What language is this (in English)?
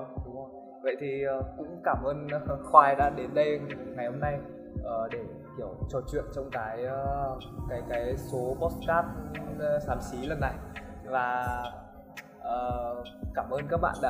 Vietnamese